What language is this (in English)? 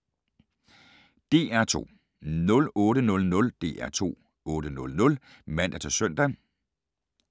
Danish